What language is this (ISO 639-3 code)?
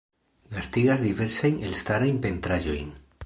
epo